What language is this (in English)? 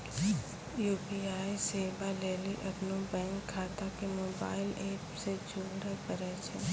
Maithili